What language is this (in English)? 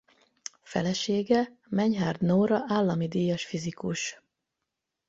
Hungarian